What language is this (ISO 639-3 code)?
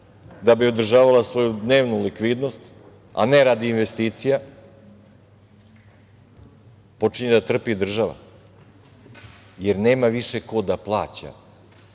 srp